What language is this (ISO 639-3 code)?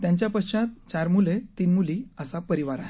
mar